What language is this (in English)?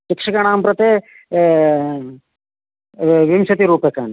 Sanskrit